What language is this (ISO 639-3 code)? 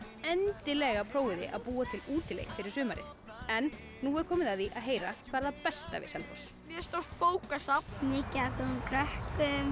isl